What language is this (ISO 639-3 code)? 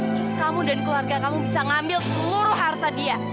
ind